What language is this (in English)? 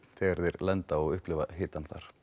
Icelandic